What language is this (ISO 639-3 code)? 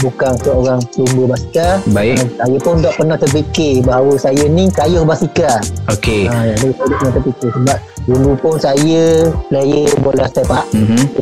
msa